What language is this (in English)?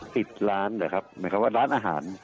Thai